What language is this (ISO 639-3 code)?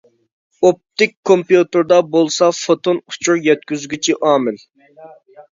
uig